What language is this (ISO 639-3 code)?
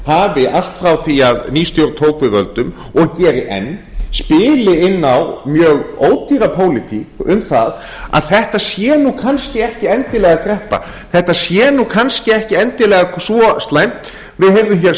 isl